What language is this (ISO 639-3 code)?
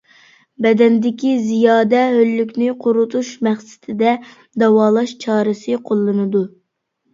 uig